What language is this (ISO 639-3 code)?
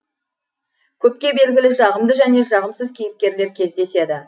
kaz